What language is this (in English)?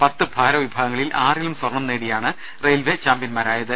Malayalam